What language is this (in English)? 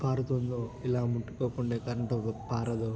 Telugu